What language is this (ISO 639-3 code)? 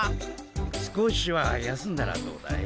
jpn